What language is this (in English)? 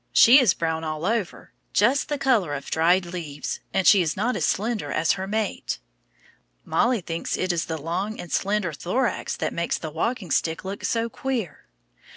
English